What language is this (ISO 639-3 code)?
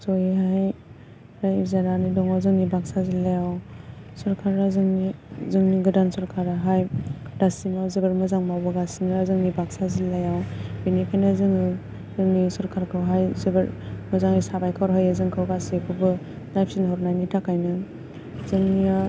brx